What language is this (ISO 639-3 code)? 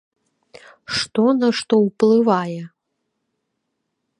bel